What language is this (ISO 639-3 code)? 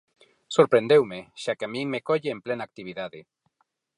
glg